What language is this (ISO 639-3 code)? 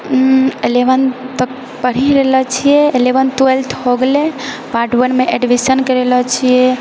mai